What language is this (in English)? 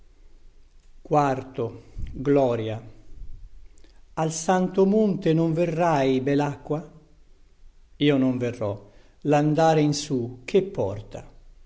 Italian